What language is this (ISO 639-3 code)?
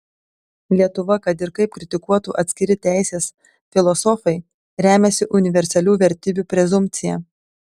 lit